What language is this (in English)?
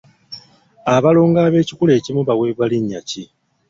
Ganda